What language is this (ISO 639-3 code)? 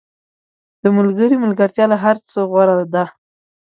pus